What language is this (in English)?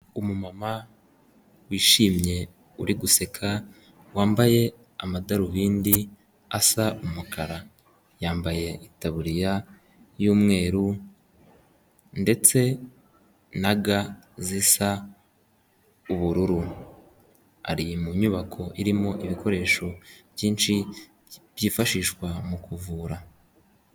Kinyarwanda